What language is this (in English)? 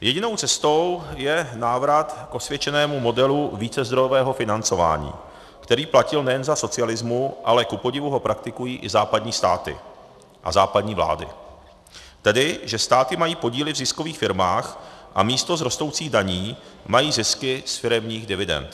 Czech